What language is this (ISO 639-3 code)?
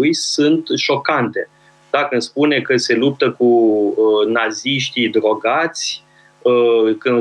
ron